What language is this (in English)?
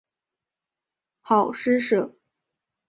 Chinese